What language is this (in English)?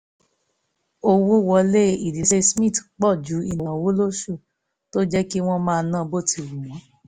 Yoruba